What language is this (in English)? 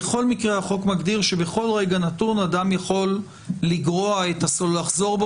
Hebrew